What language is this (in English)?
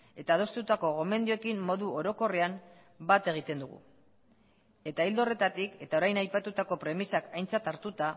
Basque